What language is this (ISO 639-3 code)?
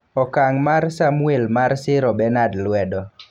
luo